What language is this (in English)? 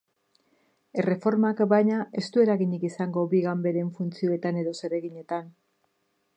Basque